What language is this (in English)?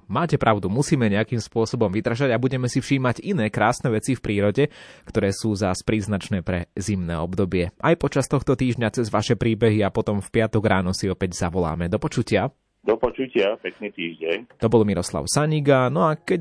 Slovak